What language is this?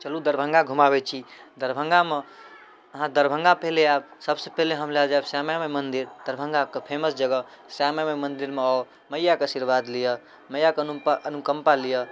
Maithili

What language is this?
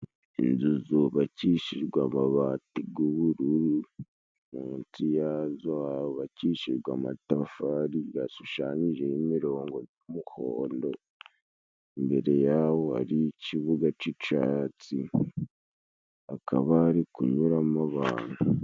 Kinyarwanda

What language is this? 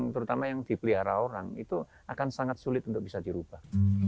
Indonesian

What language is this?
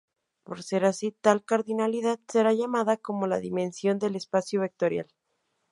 Spanish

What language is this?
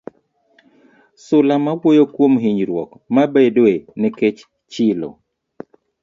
Luo (Kenya and Tanzania)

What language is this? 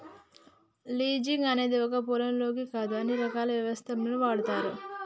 Telugu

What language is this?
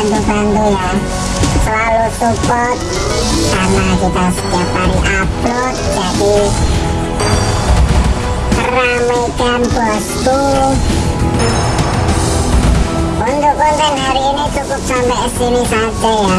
Indonesian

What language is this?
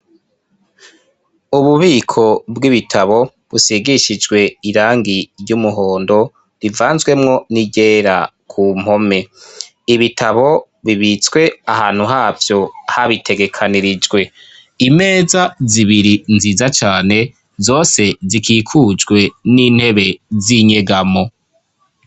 Rundi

